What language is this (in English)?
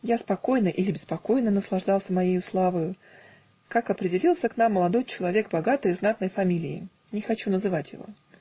Russian